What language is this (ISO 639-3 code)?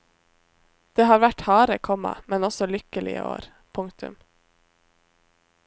nor